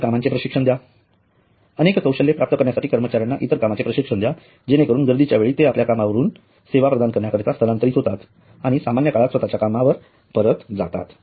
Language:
Marathi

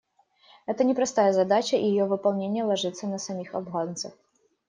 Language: Russian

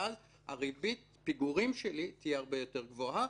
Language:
Hebrew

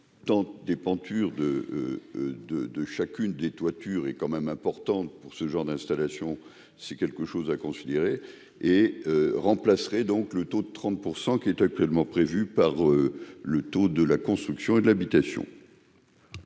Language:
French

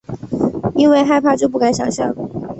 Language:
Chinese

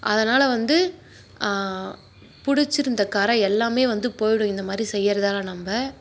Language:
Tamil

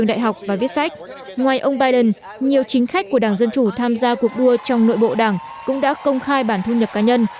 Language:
Vietnamese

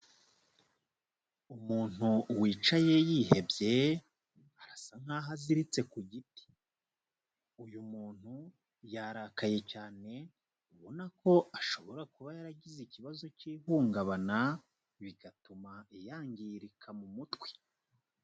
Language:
Kinyarwanda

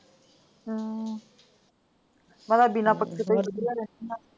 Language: Punjabi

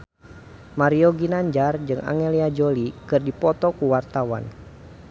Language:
Sundanese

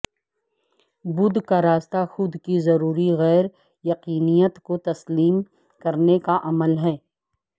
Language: Urdu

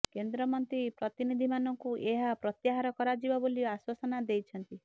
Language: Odia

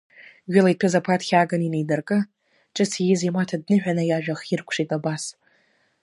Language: Abkhazian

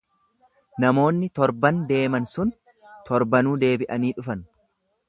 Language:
Oromo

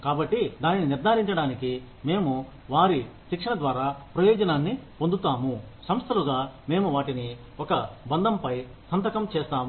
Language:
Telugu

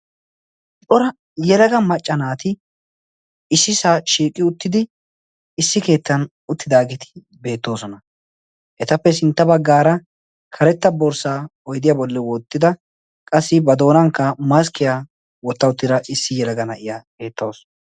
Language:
Wolaytta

